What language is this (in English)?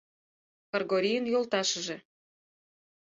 Mari